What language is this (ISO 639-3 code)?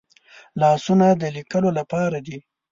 pus